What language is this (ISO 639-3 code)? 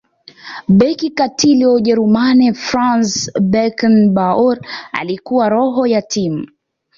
swa